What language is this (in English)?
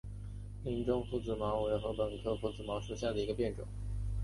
Chinese